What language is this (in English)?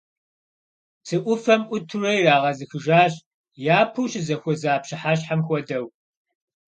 Kabardian